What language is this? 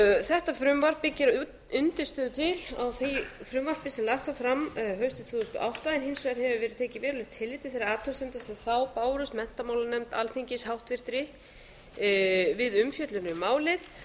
Icelandic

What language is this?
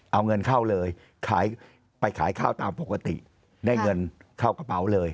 Thai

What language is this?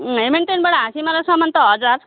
Nepali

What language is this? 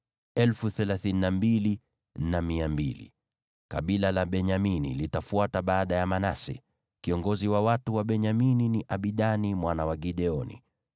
Swahili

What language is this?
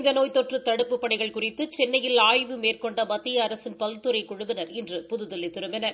Tamil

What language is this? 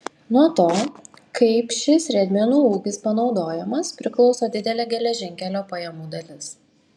Lithuanian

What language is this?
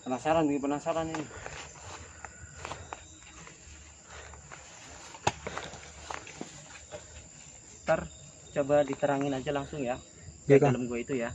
Indonesian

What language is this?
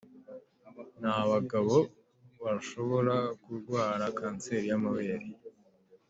Kinyarwanda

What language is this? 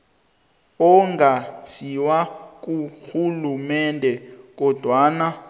South Ndebele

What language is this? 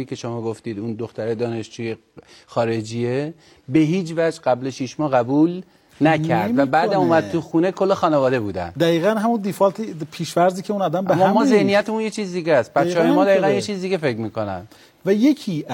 Persian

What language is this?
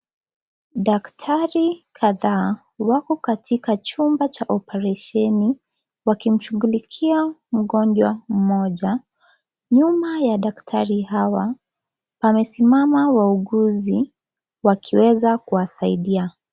Swahili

